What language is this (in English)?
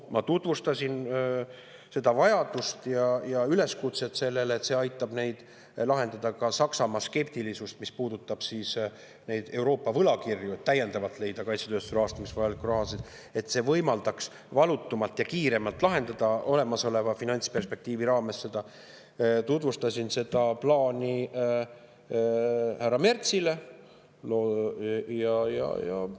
Estonian